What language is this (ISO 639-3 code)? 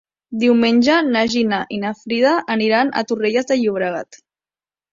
cat